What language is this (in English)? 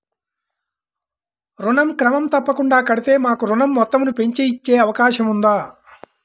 Telugu